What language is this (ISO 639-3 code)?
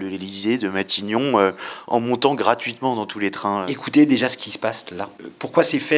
fra